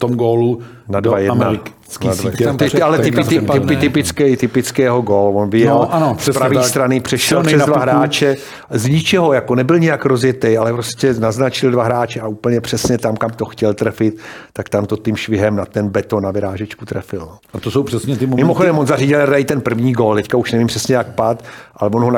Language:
Czech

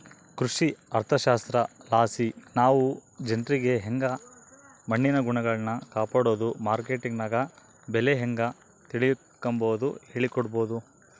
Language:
Kannada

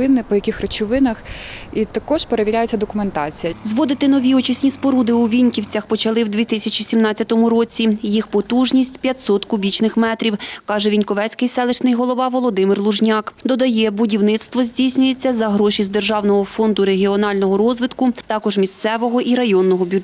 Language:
Ukrainian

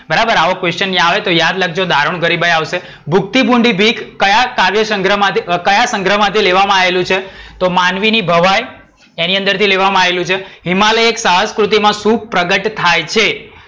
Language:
Gujarati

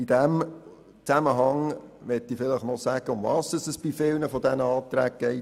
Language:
Swiss German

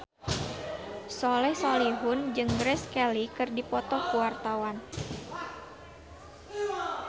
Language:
Sundanese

